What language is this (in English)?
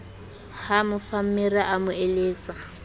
Southern Sotho